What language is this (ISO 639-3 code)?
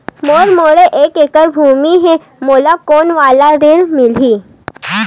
hne